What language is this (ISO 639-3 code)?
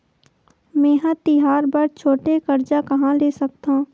hne